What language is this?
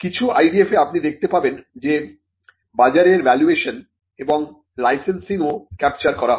Bangla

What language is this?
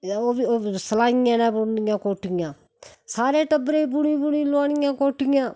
Dogri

